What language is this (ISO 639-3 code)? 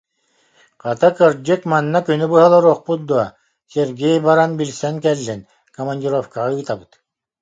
sah